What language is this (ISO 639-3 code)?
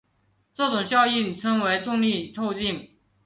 zho